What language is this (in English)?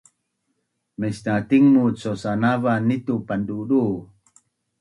Bunun